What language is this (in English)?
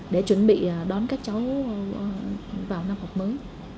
Vietnamese